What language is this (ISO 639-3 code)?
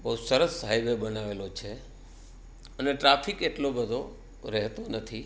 guj